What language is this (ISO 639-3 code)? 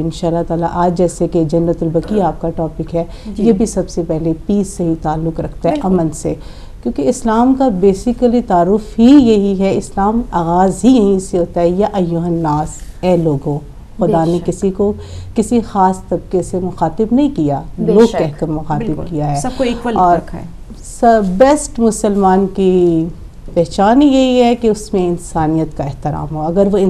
hin